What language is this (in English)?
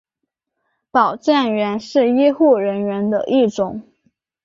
Chinese